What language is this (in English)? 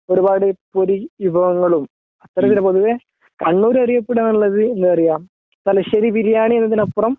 Malayalam